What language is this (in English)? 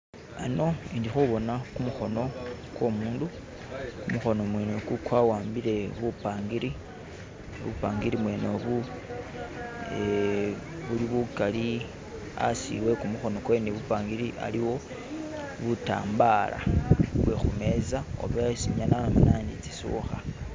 Masaaba